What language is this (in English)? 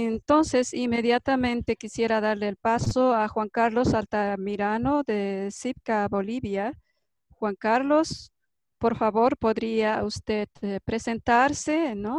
Spanish